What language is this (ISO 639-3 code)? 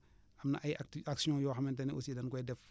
wol